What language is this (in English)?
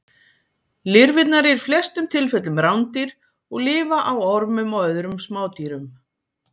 Icelandic